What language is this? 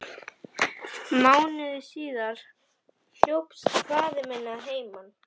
Icelandic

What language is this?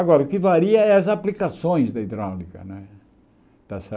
Portuguese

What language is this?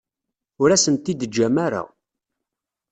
Kabyle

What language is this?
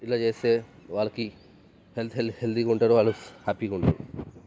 Telugu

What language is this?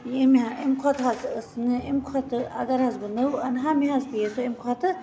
Kashmiri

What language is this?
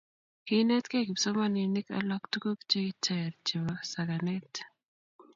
Kalenjin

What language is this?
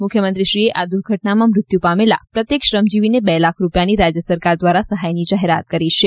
Gujarati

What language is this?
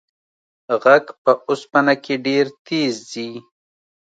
Pashto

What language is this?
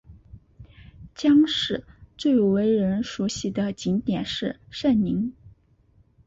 Chinese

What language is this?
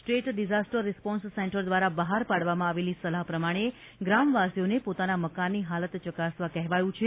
Gujarati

